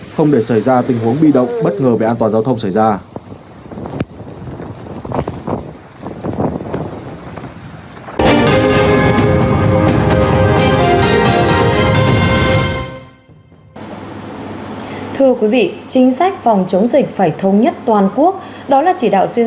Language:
Vietnamese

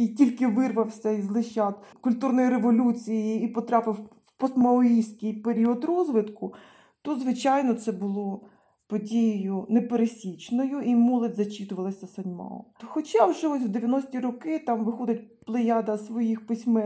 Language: Ukrainian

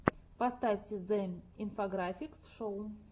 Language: Russian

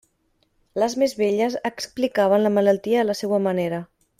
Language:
Catalan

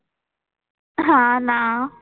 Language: Marathi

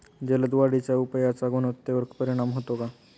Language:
Marathi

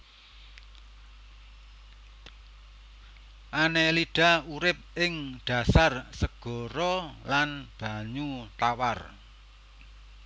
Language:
Javanese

